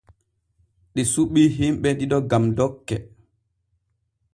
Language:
Borgu Fulfulde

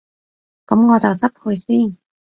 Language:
Cantonese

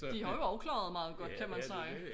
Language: Danish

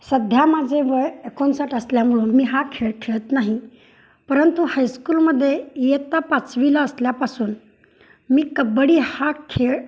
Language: Marathi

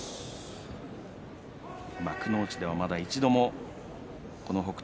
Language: Japanese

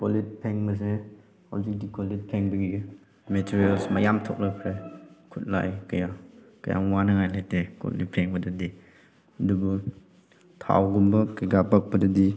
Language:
Manipuri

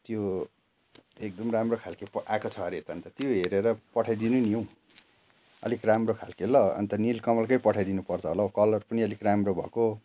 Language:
Nepali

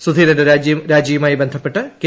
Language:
Malayalam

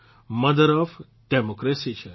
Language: Gujarati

